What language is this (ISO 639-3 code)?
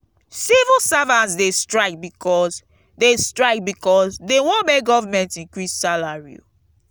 pcm